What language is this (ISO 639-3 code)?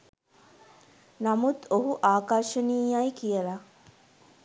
sin